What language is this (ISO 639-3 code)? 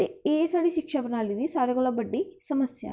doi